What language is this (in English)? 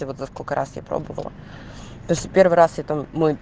Russian